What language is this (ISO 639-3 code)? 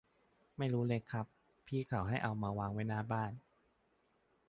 tha